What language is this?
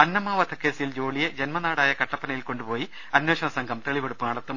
Malayalam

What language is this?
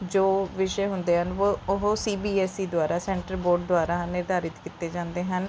Punjabi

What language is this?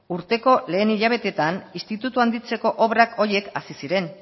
Basque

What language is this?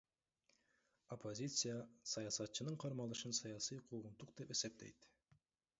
Kyrgyz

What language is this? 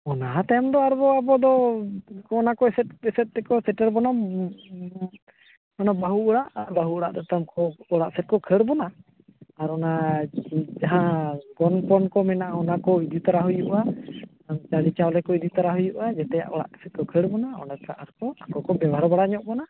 Santali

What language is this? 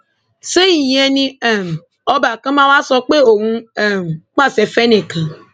Yoruba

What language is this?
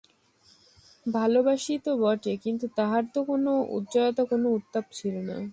Bangla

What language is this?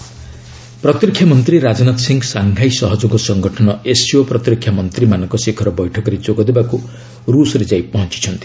Odia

